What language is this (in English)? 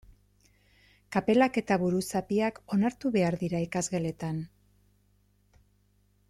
Basque